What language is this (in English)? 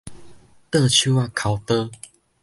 Min Nan Chinese